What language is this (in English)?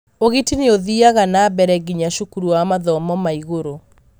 Kikuyu